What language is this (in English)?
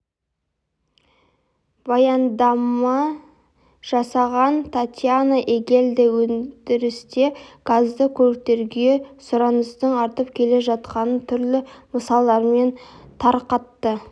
Kazakh